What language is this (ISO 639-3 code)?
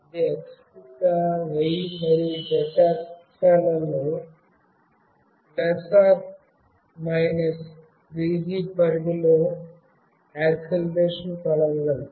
tel